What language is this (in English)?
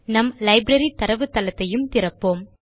Tamil